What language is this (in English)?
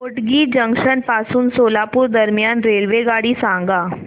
Marathi